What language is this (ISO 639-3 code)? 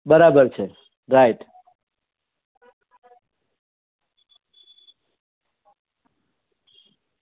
guj